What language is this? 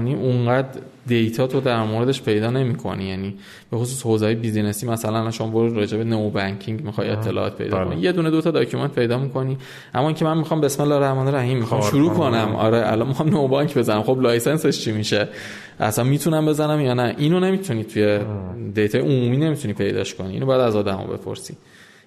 Persian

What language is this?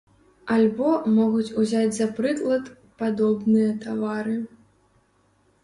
Belarusian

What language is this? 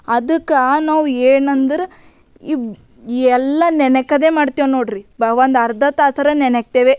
Kannada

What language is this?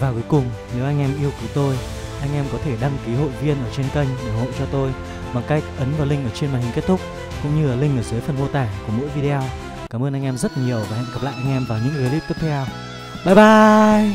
Vietnamese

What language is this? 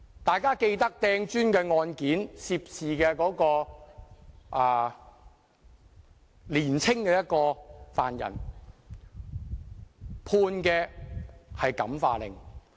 Cantonese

